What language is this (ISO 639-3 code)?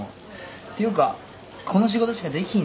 jpn